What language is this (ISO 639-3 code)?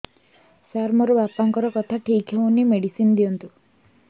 ori